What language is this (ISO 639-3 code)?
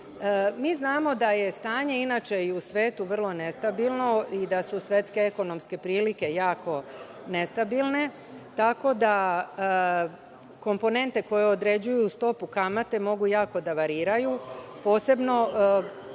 srp